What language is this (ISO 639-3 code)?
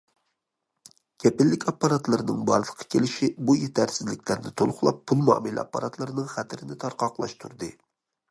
uig